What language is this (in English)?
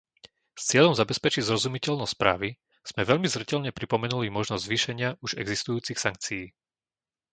Slovak